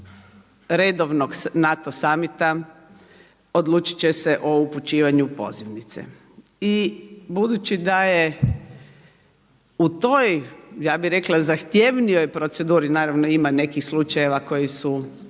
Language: Croatian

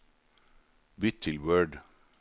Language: Norwegian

